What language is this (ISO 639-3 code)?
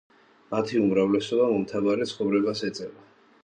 kat